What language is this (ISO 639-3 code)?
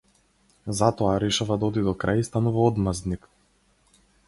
mkd